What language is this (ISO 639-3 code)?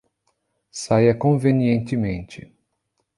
por